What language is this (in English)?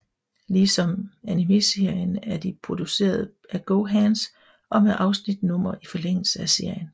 Danish